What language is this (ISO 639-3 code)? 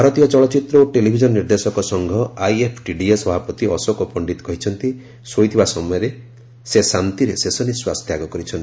ori